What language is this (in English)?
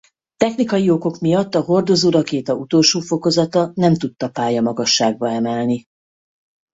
Hungarian